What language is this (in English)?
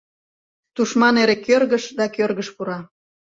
Mari